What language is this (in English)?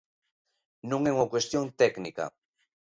Galician